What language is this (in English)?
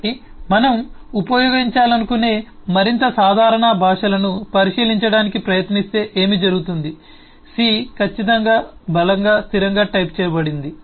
Telugu